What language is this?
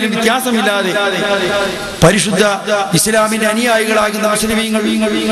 Arabic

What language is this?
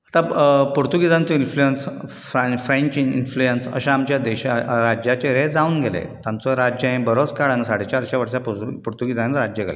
Konkani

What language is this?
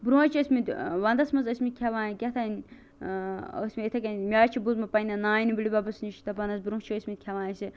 Kashmiri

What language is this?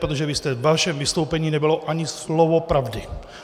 Czech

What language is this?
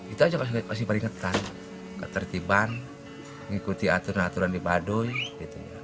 Indonesian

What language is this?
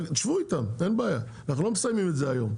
Hebrew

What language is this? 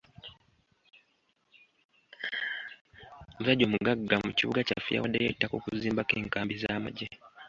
Ganda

